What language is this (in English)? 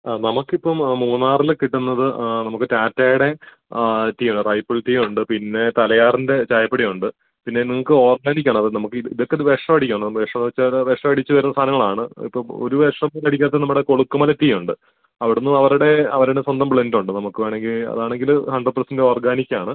Malayalam